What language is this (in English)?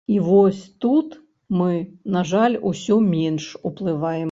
Belarusian